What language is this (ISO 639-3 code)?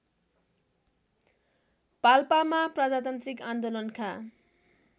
nep